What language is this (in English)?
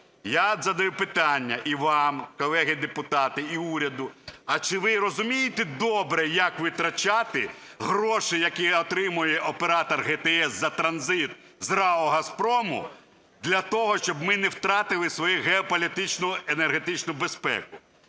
Ukrainian